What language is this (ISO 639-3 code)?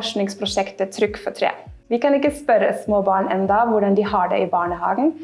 nor